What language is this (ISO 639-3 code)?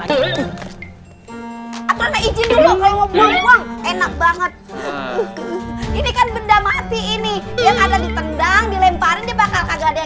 ind